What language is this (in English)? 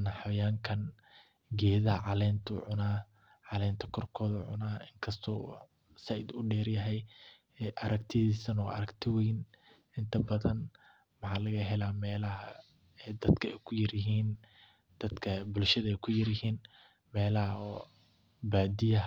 Somali